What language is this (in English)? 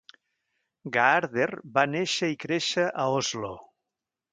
Catalan